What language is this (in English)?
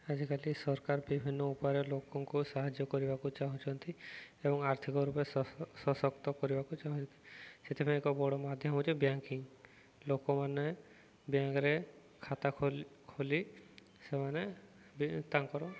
Odia